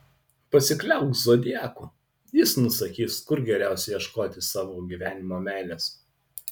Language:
Lithuanian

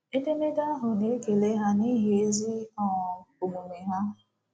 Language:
Igbo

